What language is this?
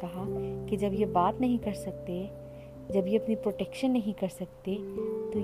Urdu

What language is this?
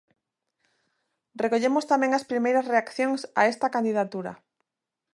Galician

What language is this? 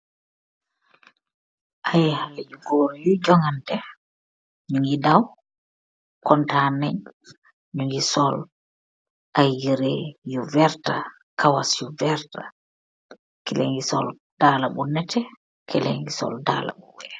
Wolof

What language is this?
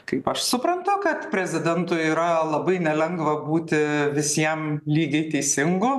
Lithuanian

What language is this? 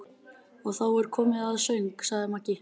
Icelandic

